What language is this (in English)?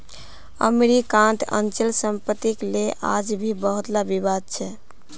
Magahi